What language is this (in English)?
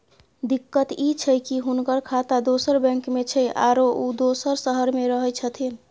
Maithili